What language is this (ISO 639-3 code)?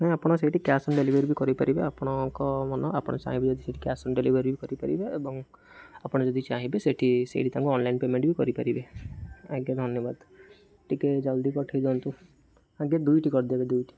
ori